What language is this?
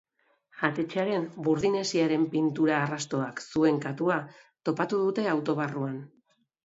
Basque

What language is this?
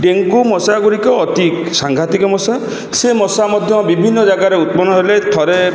Odia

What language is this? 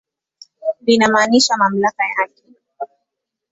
Swahili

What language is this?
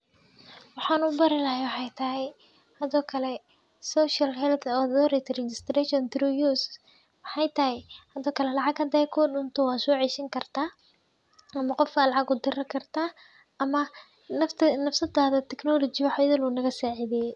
Somali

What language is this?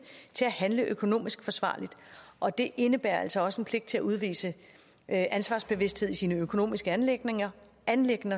Danish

